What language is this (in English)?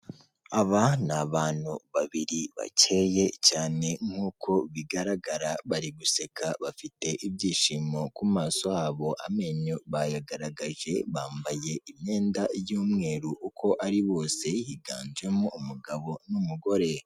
Kinyarwanda